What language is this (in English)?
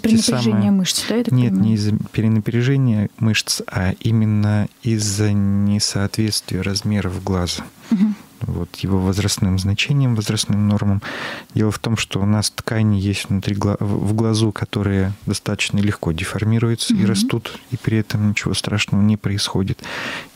Russian